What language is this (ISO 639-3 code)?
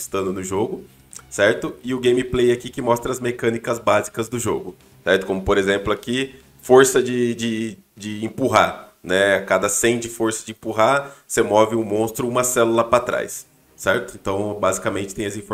por